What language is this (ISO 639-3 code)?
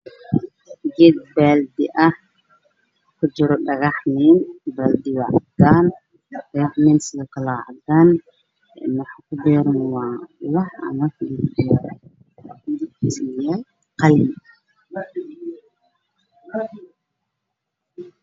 som